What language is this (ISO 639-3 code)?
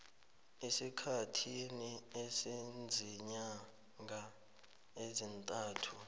nbl